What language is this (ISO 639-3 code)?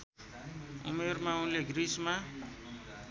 nep